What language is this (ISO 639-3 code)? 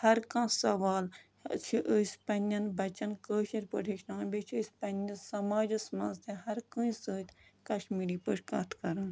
kas